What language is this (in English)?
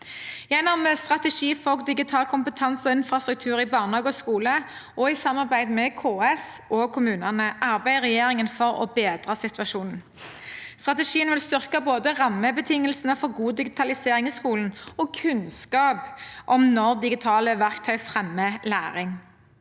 Norwegian